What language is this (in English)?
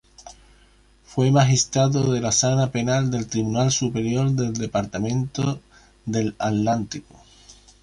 Spanish